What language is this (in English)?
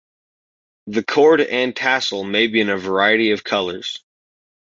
English